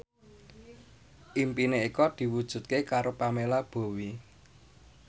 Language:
Javanese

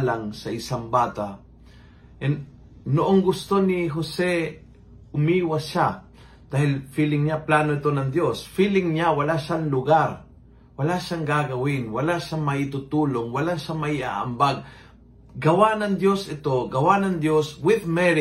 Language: Filipino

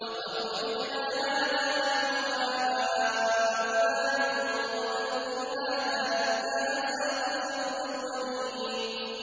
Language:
Arabic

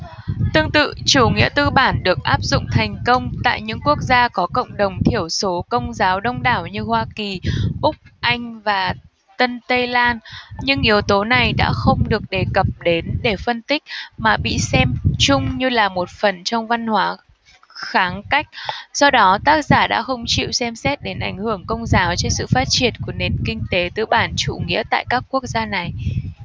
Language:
Vietnamese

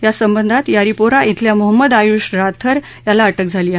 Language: Marathi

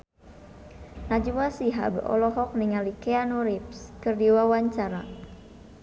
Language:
Sundanese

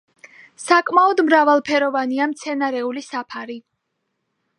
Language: Georgian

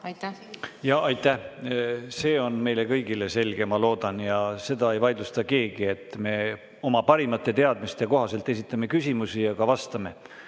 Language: Estonian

